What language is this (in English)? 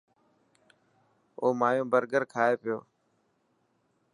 Dhatki